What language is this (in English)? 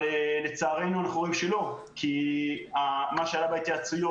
Hebrew